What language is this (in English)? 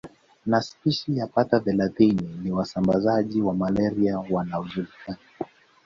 Swahili